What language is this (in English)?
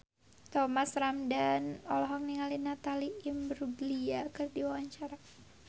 Sundanese